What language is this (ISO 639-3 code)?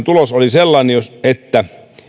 fin